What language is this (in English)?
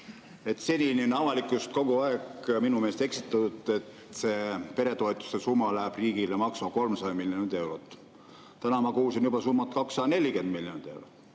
Estonian